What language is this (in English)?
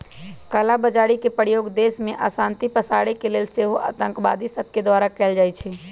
Magahi